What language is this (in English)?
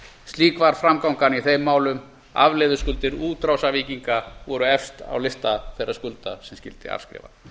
Icelandic